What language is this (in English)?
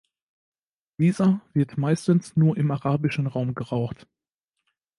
German